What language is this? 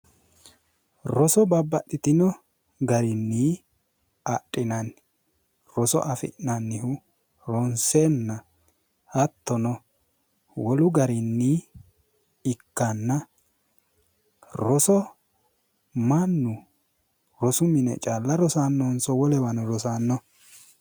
Sidamo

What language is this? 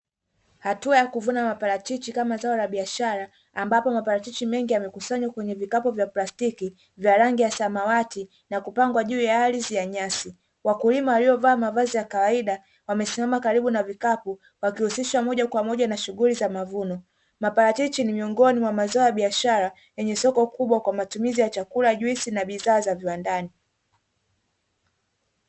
Swahili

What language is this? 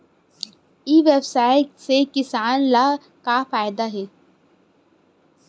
Chhattisgarhi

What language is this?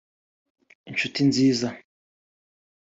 Kinyarwanda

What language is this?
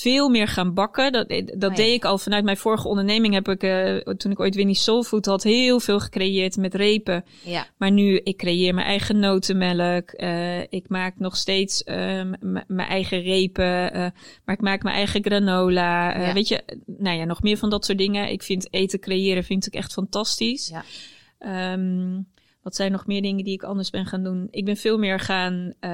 Dutch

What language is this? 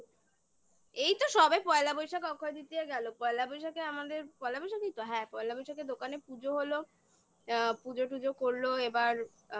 Bangla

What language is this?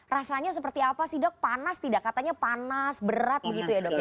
Indonesian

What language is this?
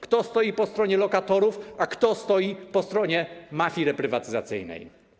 Polish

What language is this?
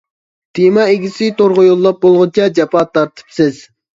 Uyghur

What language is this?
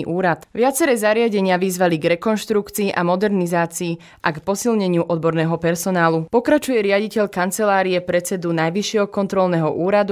Slovak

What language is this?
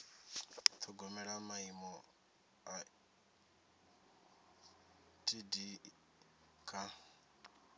Venda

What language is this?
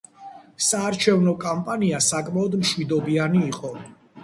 Georgian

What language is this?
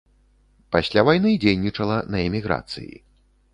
Belarusian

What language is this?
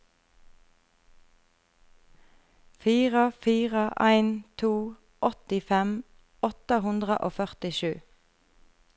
Norwegian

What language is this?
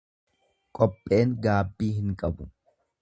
Oromo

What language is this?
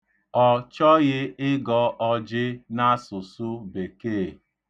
Igbo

